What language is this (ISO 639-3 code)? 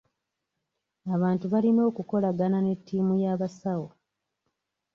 lug